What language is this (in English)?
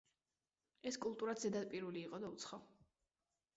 Georgian